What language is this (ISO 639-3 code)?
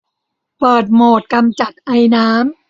tha